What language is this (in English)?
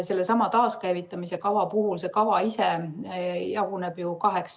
Estonian